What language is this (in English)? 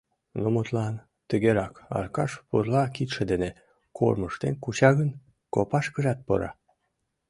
Mari